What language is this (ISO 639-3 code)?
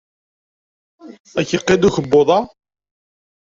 kab